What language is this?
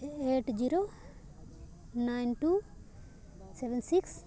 Santali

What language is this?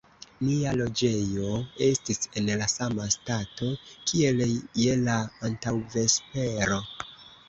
Esperanto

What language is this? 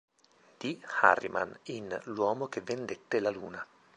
Italian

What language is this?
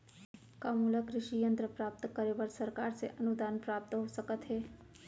Chhattisgarhi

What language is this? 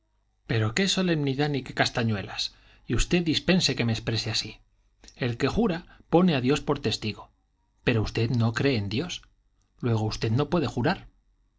Spanish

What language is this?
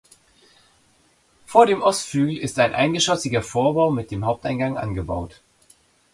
German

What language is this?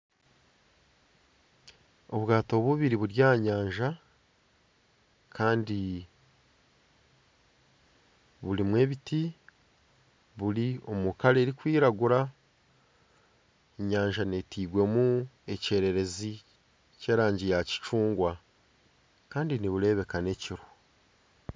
Nyankole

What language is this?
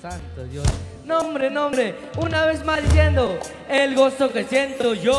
Spanish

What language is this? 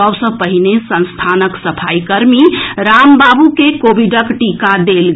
Maithili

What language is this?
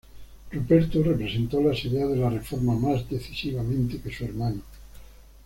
Spanish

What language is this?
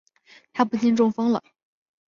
Chinese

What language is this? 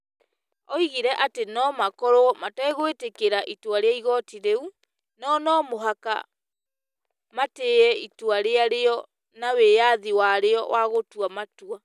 Kikuyu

